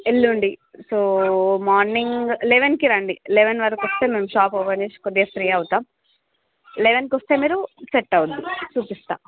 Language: Telugu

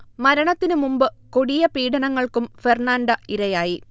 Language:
Malayalam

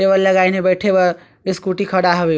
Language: Chhattisgarhi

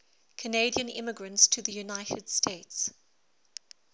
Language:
English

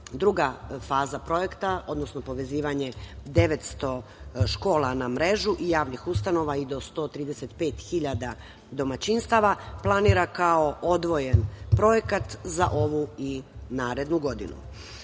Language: Serbian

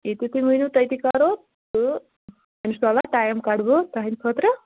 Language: Kashmiri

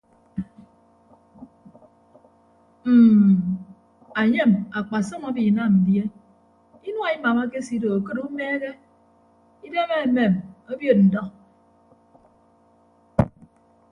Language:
Ibibio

